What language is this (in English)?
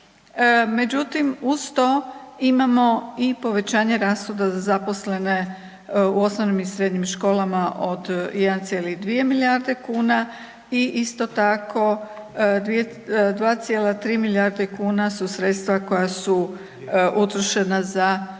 Croatian